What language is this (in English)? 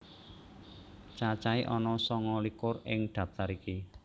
Javanese